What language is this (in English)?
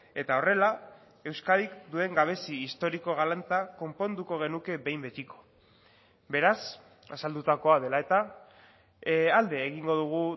Basque